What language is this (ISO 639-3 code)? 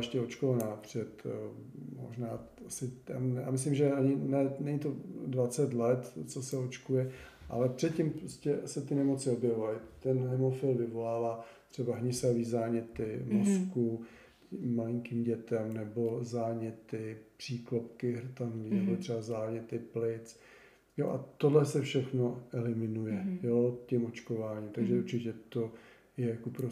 ces